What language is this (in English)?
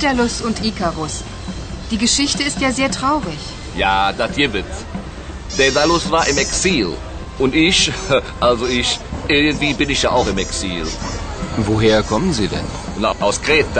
Romanian